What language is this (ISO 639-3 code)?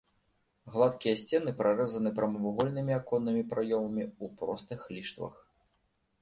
bel